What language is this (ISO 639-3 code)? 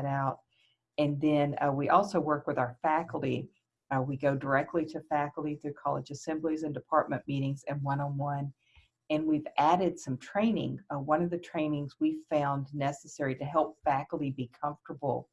eng